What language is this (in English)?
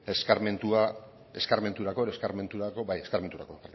Basque